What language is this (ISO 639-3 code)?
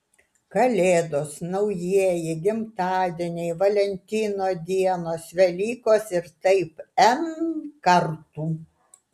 lit